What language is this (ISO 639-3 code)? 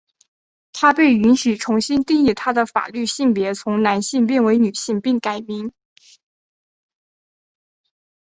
zho